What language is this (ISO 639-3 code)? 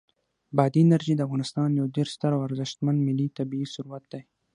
pus